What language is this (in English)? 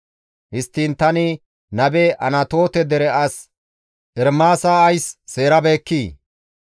Gamo